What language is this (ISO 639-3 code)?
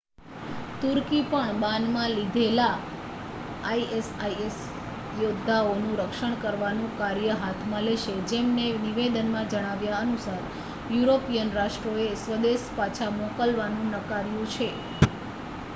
guj